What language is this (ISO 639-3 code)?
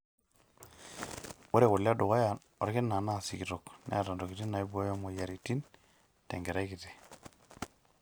mas